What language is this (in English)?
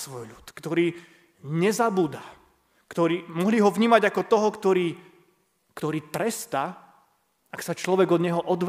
Slovak